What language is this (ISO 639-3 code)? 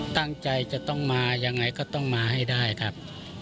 tha